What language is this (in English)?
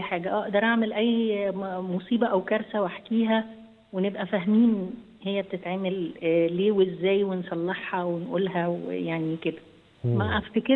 Arabic